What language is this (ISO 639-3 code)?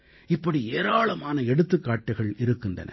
tam